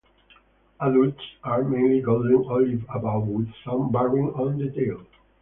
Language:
English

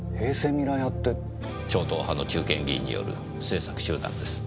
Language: Japanese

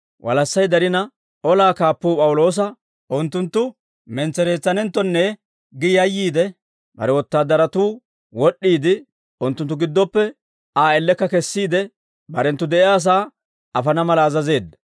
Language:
Dawro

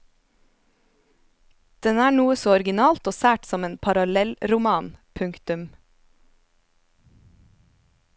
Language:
Norwegian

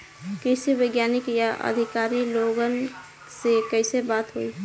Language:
Bhojpuri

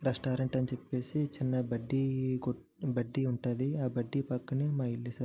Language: Telugu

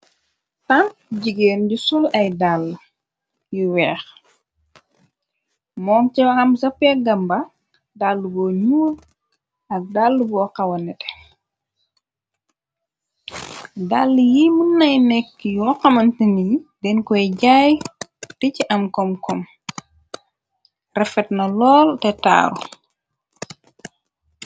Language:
Wolof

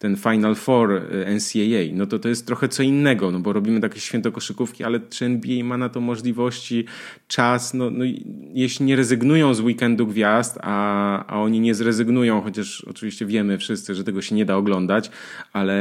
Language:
Polish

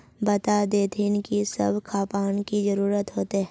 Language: Magahi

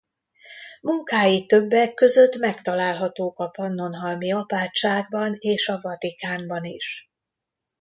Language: Hungarian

